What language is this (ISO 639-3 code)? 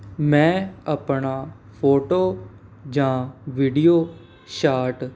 pan